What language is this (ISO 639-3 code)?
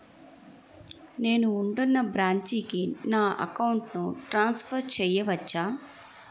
tel